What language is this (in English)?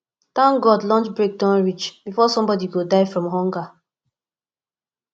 Nigerian Pidgin